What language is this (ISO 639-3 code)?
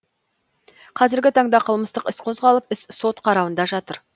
kaz